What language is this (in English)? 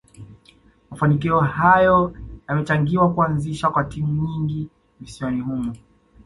Swahili